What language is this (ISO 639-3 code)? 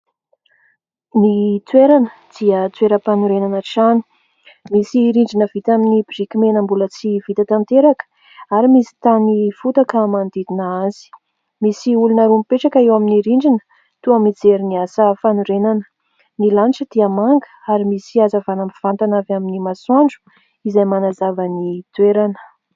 mlg